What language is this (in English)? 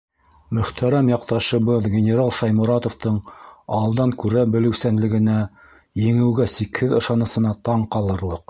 Bashkir